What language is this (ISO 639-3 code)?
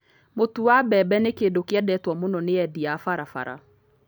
kik